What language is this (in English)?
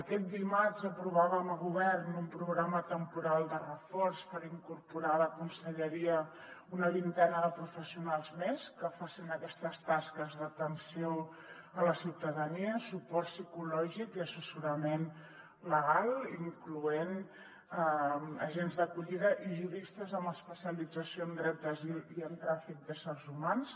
Catalan